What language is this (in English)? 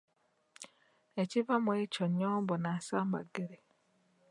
Ganda